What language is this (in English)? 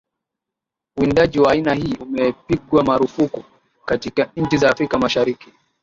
Swahili